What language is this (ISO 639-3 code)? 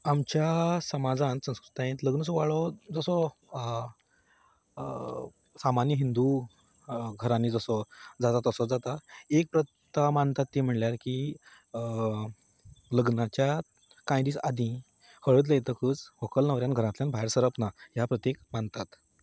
kok